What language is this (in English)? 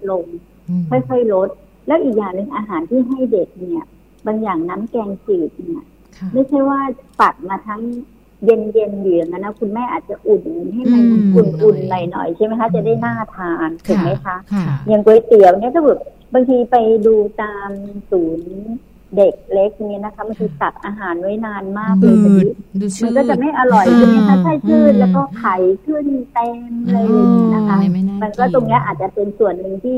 Thai